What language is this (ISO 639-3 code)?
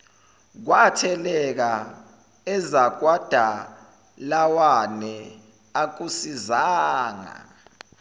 zul